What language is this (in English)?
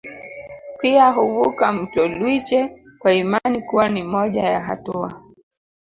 Swahili